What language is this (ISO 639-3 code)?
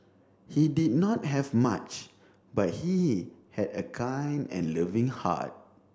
eng